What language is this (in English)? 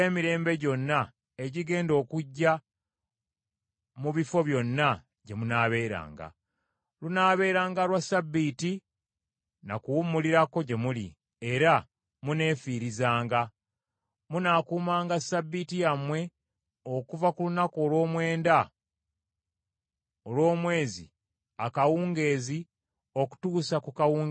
Ganda